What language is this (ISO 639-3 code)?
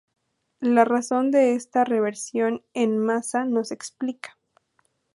spa